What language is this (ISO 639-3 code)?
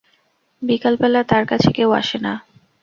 ben